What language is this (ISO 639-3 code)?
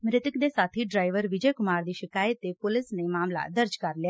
pan